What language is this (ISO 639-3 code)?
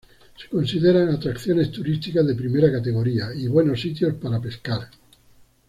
spa